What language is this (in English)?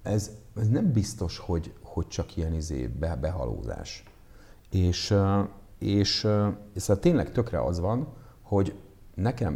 Hungarian